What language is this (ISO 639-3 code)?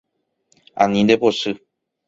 grn